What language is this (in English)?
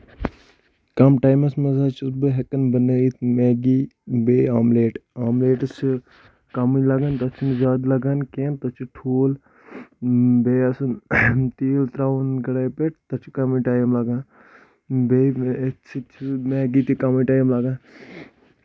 Kashmiri